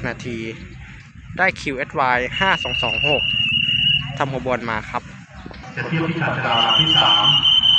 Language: Thai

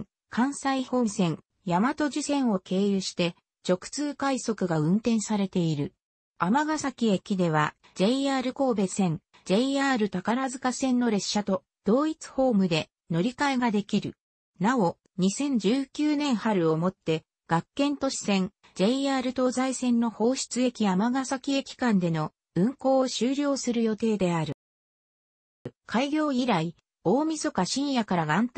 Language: Japanese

